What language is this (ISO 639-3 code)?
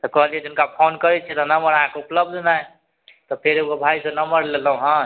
mai